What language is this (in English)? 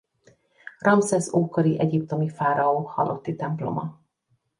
Hungarian